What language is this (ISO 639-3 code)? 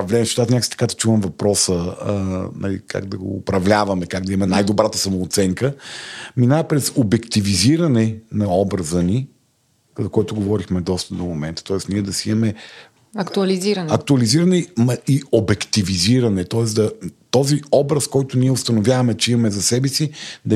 bul